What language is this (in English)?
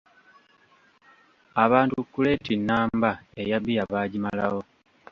Ganda